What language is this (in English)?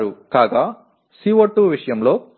Telugu